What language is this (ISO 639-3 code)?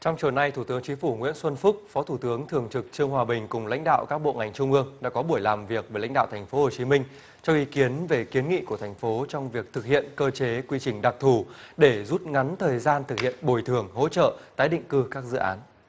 vie